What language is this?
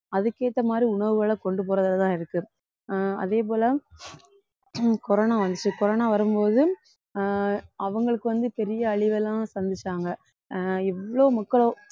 Tamil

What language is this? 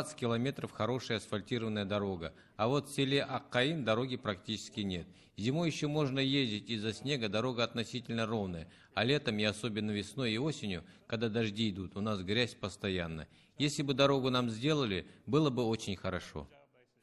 Russian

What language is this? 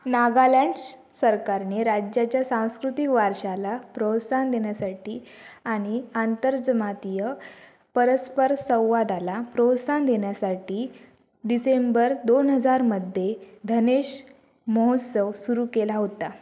Marathi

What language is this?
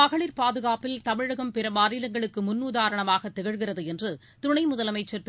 Tamil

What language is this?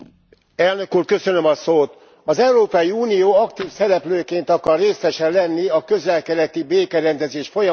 Hungarian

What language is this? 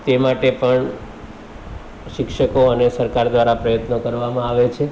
Gujarati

